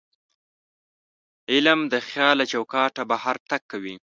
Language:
Pashto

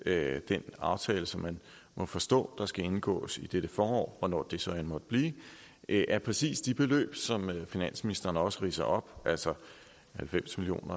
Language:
Danish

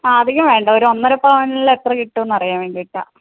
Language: Malayalam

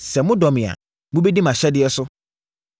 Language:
Akan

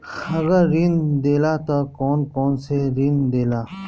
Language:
Bhojpuri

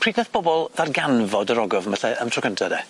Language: Welsh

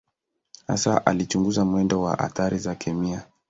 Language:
Swahili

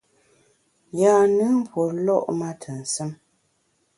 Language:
Bamun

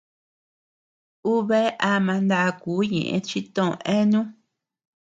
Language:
Tepeuxila Cuicatec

